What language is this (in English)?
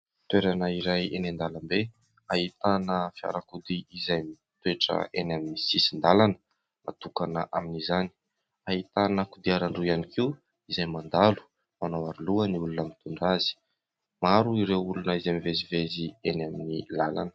Malagasy